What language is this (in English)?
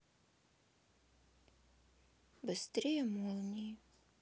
Russian